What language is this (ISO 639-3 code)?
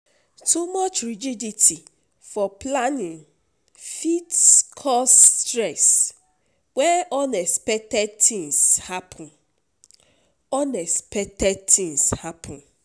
pcm